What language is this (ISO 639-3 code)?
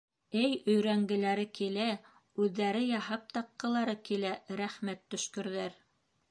bak